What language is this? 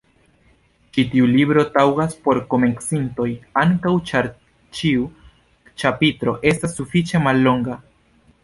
Esperanto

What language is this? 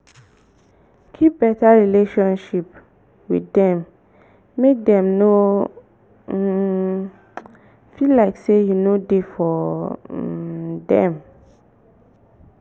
Nigerian Pidgin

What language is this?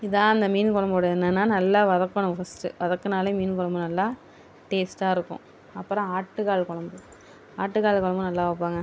Tamil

